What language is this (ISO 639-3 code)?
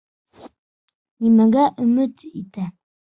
bak